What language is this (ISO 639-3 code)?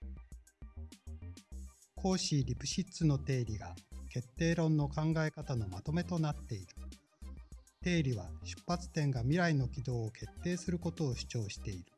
jpn